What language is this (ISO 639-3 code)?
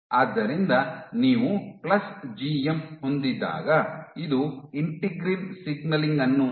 kan